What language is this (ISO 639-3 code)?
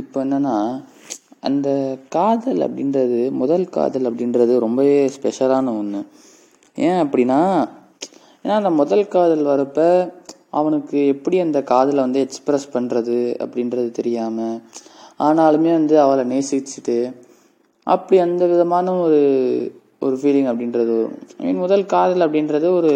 tam